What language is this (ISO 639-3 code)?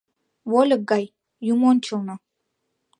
chm